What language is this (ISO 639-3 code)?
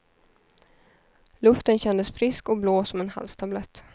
swe